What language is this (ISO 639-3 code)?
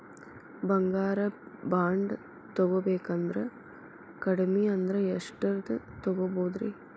kan